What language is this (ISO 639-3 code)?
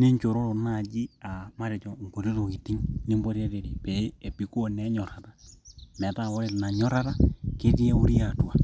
mas